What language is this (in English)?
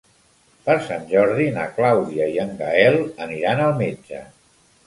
Catalan